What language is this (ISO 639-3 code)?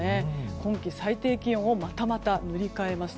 jpn